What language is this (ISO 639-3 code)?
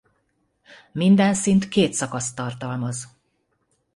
hun